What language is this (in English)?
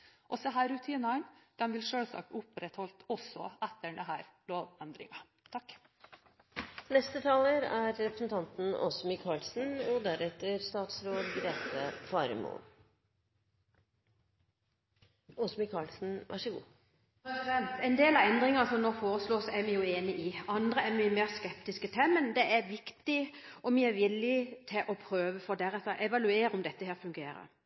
Norwegian Bokmål